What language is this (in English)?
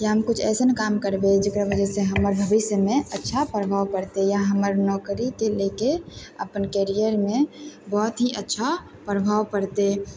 Maithili